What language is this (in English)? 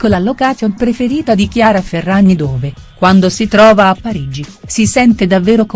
Italian